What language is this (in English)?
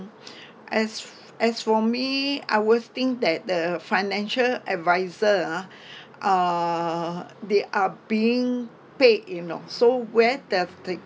English